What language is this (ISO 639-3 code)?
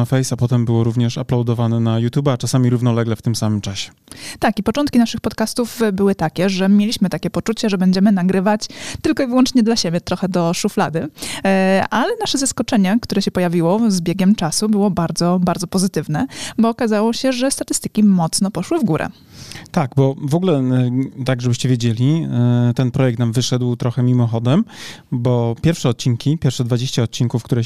pol